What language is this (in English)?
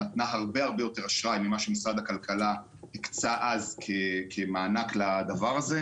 Hebrew